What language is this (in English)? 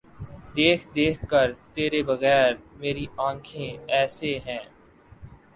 Urdu